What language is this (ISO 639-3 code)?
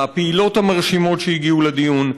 heb